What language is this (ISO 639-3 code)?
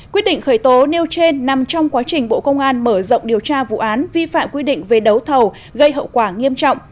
vie